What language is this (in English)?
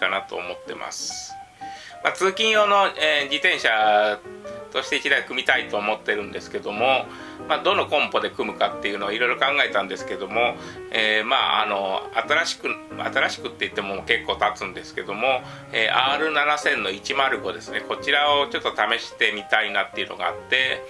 Japanese